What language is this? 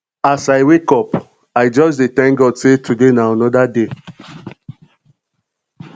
Nigerian Pidgin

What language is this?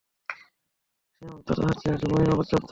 Bangla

